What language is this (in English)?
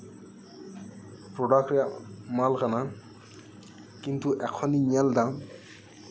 Santali